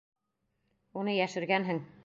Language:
Bashkir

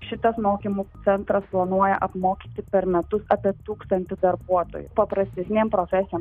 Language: Lithuanian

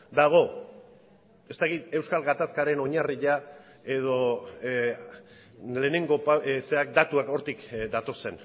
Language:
Basque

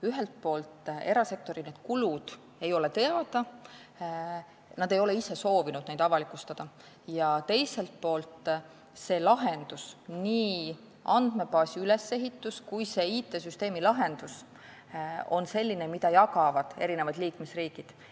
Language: Estonian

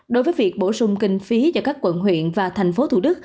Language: Vietnamese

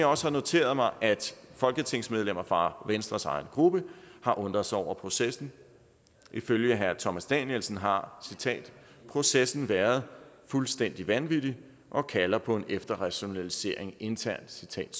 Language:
Danish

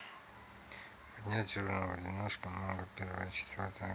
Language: Russian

